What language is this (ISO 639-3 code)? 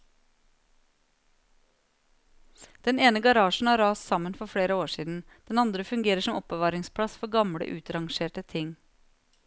nor